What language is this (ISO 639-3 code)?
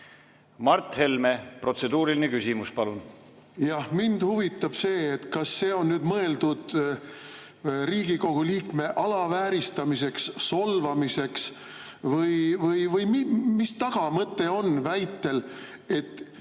est